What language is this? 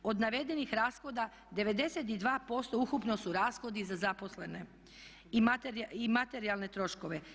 Croatian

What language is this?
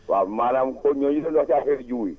Wolof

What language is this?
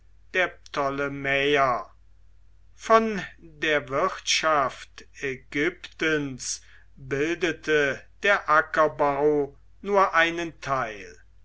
German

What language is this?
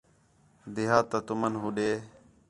Khetrani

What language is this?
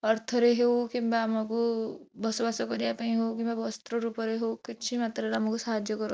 Odia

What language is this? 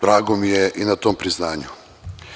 Serbian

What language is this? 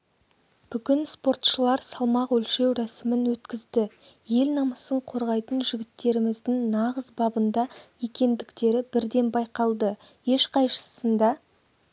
Kazakh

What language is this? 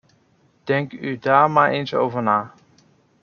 Dutch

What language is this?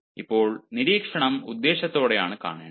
Malayalam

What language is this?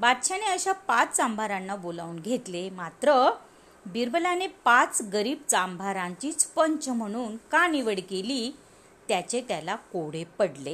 Marathi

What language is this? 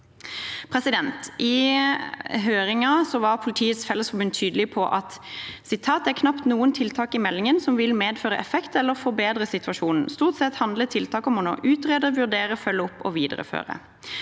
Norwegian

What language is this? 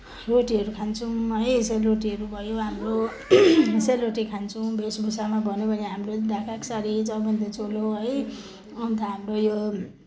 Nepali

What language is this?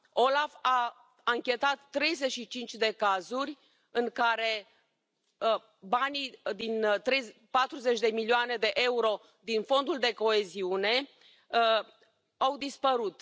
Romanian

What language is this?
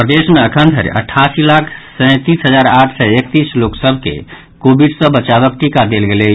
Maithili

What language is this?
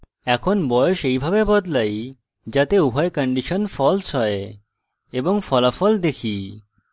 Bangla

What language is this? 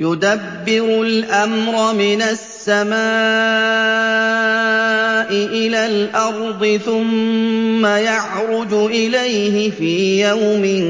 Arabic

